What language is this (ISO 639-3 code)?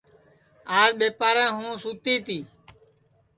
ssi